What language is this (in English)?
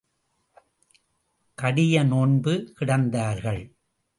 Tamil